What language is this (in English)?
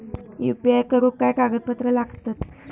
Marathi